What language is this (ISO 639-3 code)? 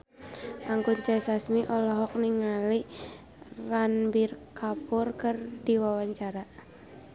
sun